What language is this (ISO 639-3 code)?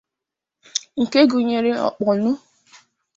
ibo